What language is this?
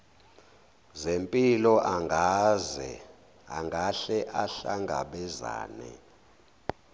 Zulu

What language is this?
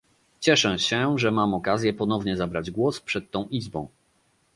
Polish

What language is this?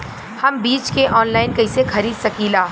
Bhojpuri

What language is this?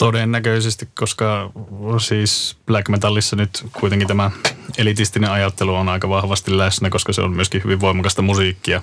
Finnish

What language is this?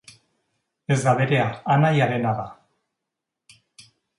Basque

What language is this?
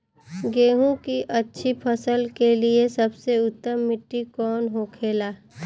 Bhojpuri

